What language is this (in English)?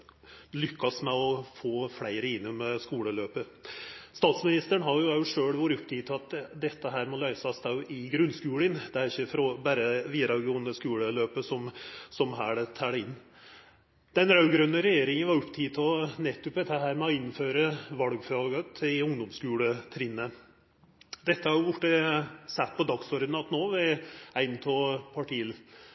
Norwegian Nynorsk